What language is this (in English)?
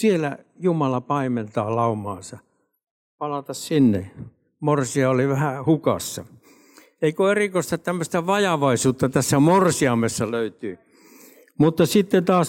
Finnish